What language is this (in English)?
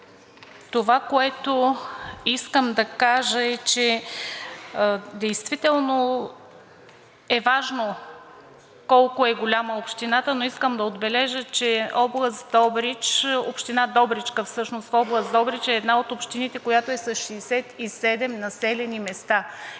Bulgarian